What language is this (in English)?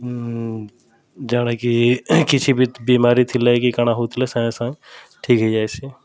Odia